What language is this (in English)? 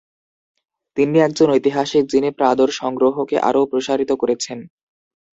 Bangla